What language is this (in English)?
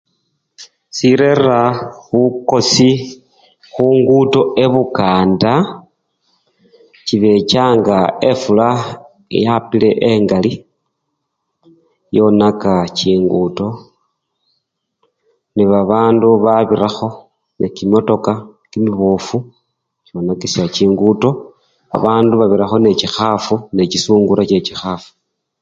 Luyia